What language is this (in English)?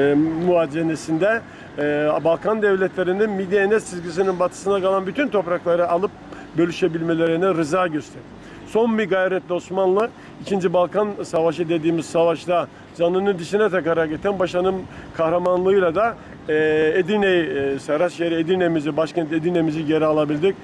Turkish